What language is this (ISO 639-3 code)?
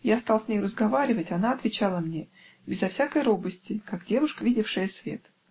rus